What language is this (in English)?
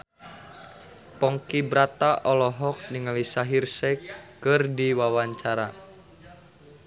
Sundanese